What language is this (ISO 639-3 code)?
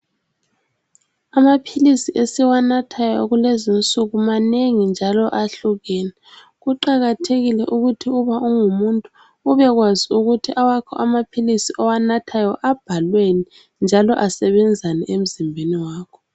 nde